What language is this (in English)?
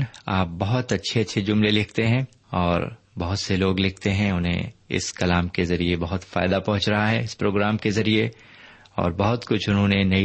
Urdu